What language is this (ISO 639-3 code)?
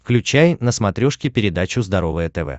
rus